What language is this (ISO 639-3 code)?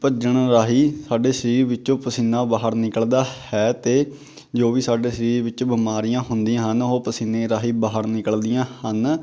pan